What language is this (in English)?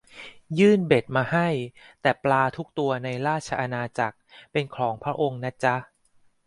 Thai